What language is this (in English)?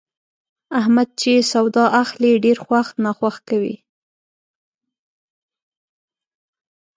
Pashto